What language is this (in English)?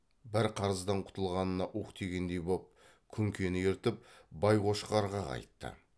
Kazakh